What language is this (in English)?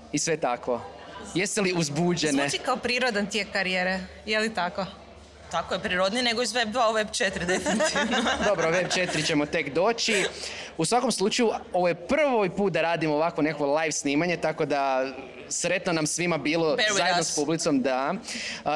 Croatian